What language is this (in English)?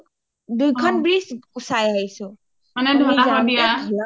Assamese